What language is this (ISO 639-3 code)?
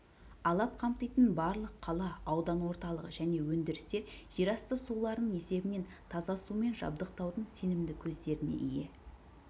kaz